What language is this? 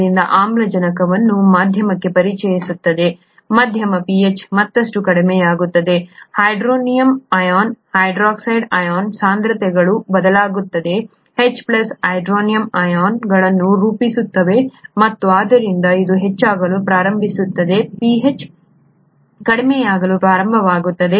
Kannada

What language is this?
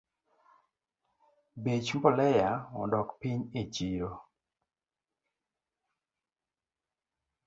Luo (Kenya and Tanzania)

